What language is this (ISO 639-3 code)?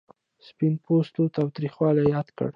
pus